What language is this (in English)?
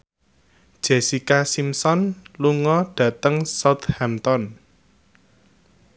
Javanese